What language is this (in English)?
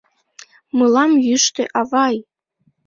Mari